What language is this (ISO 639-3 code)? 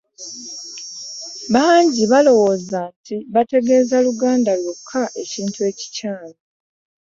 lug